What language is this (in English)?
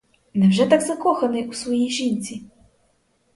Ukrainian